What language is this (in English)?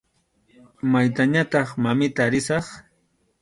Arequipa-La Unión Quechua